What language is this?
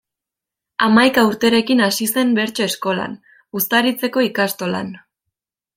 Basque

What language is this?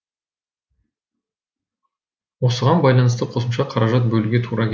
Kazakh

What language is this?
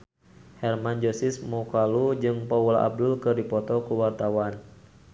Sundanese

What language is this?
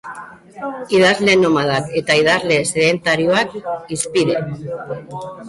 Basque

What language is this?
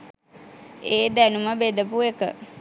Sinhala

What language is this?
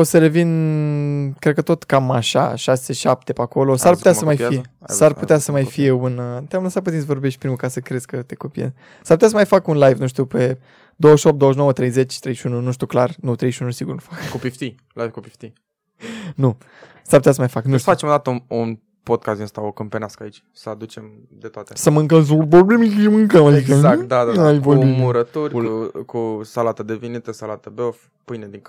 Romanian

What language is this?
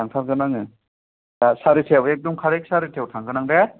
Bodo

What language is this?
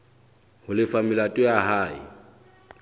Southern Sotho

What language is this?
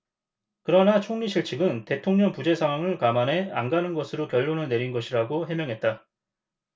Korean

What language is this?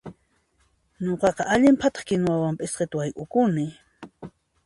Puno Quechua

